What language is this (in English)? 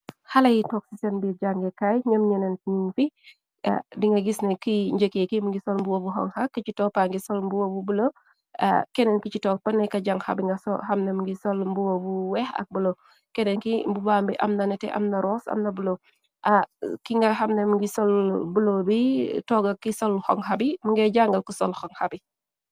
Wolof